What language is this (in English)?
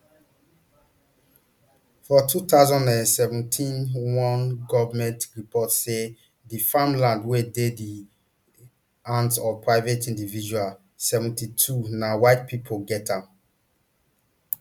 Nigerian Pidgin